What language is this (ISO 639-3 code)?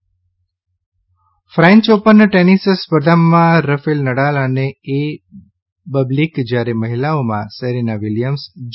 guj